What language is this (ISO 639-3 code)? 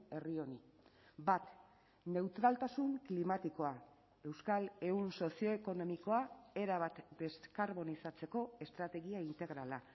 eus